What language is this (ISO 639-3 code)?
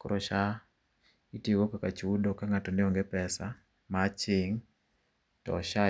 luo